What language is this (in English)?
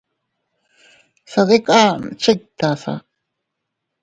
Teutila Cuicatec